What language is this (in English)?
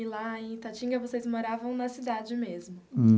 Portuguese